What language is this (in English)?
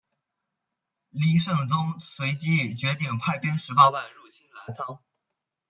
Chinese